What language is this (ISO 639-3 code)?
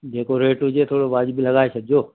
snd